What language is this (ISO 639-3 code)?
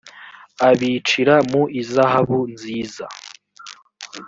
kin